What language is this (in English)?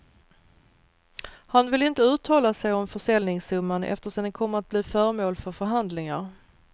Swedish